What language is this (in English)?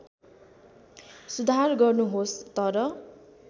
Nepali